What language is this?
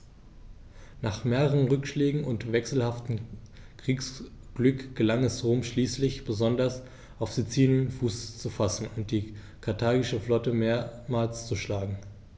German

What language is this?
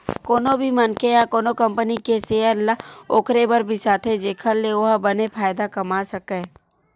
Chhattisgarhi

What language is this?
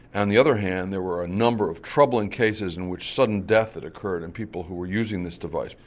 English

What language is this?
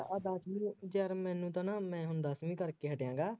Punjabi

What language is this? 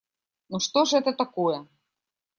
Russian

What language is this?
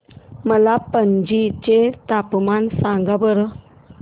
Marathi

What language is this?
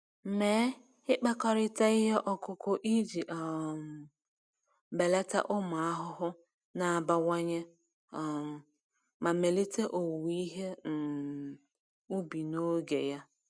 Igbo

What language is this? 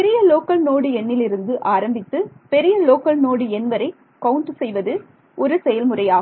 Tamil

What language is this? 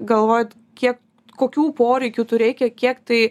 Lithuanian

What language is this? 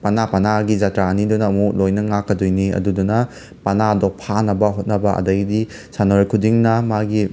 Manipuri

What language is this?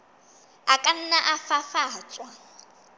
Southern Sotho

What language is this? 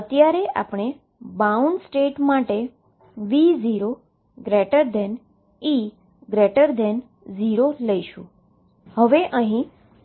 Gujarati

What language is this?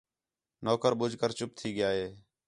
Khetrani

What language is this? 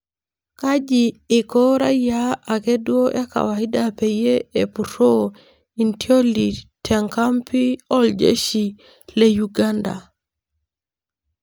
Masai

